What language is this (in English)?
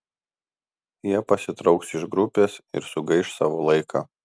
Lithuanian